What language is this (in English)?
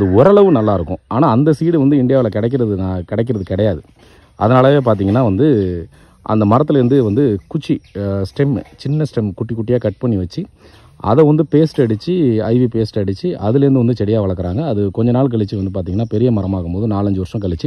Indonesian